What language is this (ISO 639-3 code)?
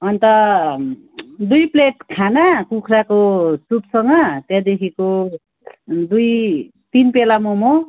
nep